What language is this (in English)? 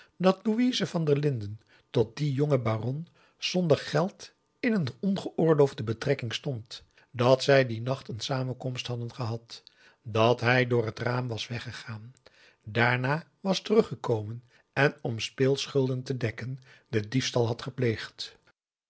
Dutch